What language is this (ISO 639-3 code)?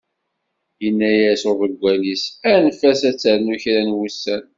kab